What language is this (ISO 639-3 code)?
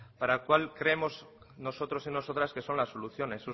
spa